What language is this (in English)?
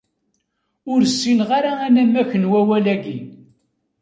Kabyle